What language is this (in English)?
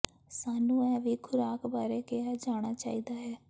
Punjabi